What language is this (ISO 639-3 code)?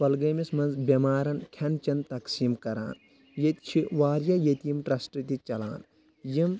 kas